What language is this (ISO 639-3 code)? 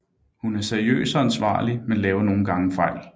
dan